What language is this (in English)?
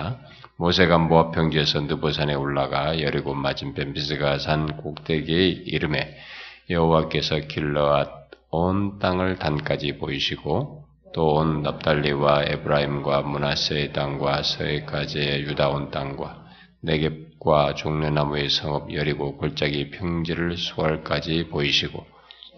Korean